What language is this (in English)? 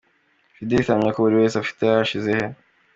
Kinyarwanda